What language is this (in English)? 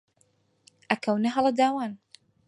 Central Kurdish